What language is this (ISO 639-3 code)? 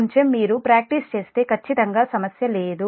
tel